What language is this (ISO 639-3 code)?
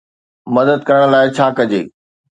snd